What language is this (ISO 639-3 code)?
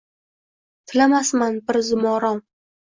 uzb